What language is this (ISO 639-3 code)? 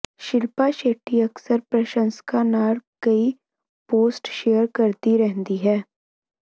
pan